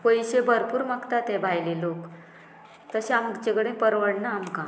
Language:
Konkani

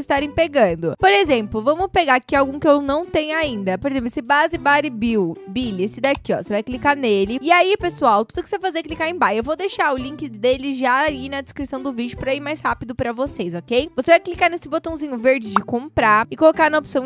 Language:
Portuguese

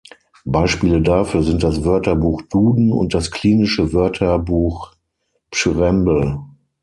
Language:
German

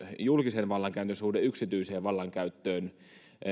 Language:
Finnish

